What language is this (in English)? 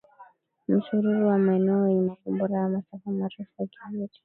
Swahili